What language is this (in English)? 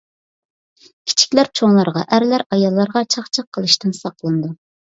Uyghur